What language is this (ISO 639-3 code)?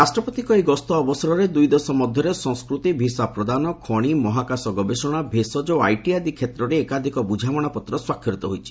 ori